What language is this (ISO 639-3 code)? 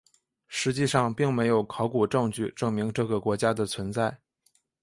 zho